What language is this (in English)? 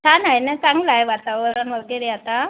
Marathi